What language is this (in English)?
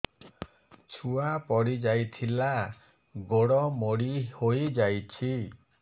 Odia